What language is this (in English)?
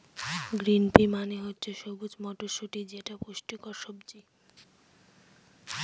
Bangla